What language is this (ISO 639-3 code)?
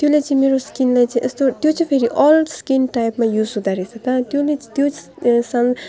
nep